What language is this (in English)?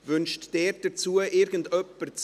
Swiss German